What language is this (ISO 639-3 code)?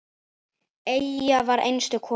isl